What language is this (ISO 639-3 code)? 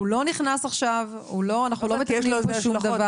heb